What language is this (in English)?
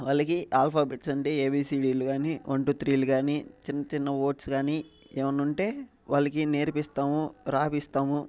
Telugu